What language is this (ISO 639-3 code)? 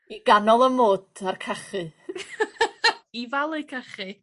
cym